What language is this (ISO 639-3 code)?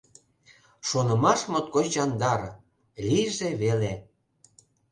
chm